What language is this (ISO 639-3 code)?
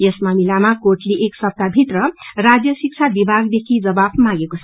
nep